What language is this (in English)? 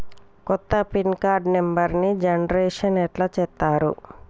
Telugu